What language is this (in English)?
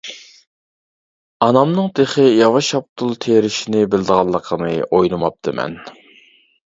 Uyghur